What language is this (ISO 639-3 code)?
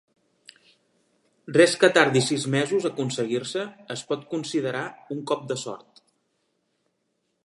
cat